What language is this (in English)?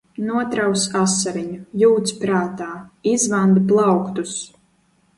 Latvian